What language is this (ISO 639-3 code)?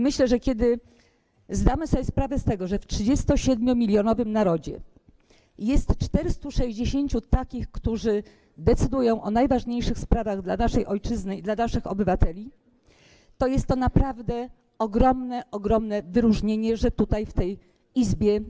pol